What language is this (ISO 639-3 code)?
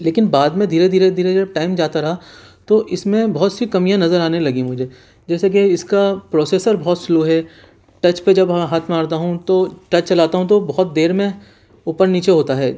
urd